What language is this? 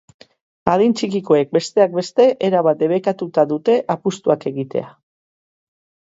Basque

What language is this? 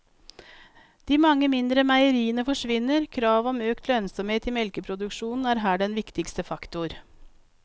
Norwegian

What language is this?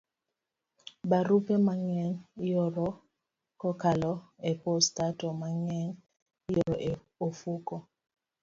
Luo (Kenya and Tanzania)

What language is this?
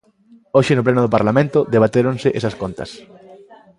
Galician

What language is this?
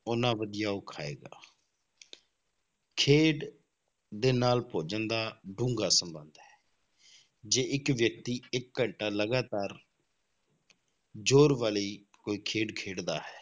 Punjabi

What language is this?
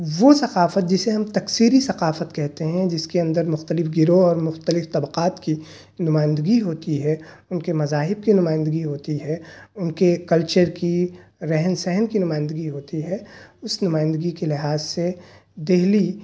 Urdu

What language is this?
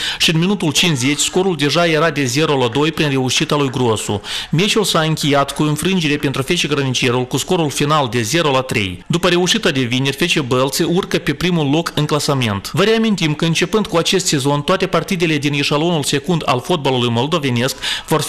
Romanian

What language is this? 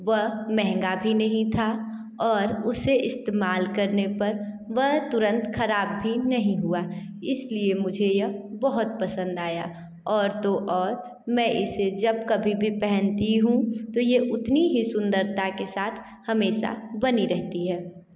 Hindi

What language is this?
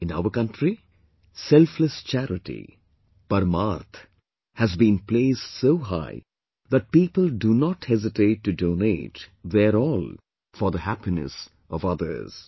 English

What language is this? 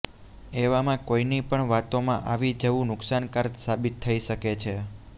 Gujarati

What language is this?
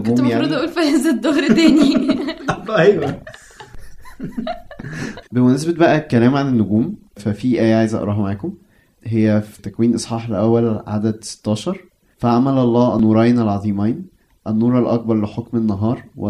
Arabic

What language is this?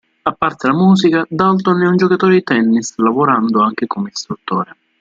Italian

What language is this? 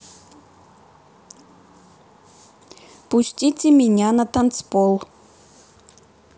Russian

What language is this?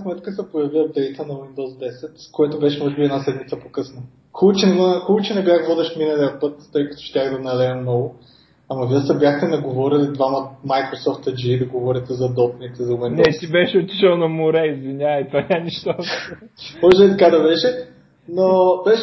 Bulgarian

